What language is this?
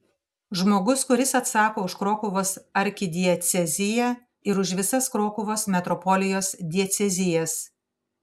Lithuanian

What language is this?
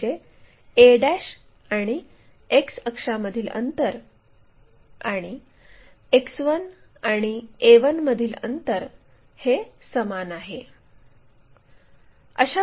Marathi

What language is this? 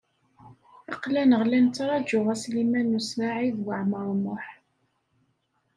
Kabyle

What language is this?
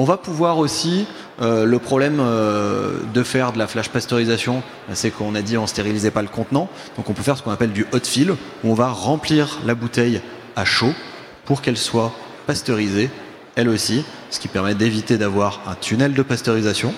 French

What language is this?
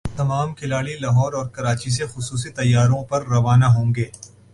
Urdu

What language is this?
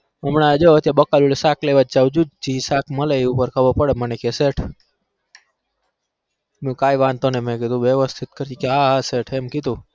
Gujarati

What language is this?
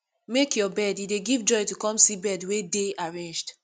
Nigerian Pidgin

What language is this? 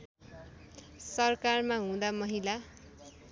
Nepali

